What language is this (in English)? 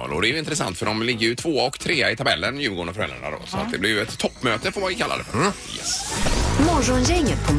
Swedish